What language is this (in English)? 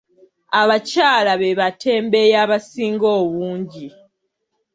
Ganda